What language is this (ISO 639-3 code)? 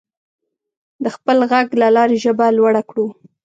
pus